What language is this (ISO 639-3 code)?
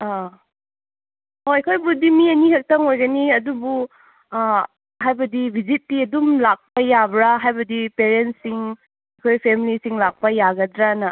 mni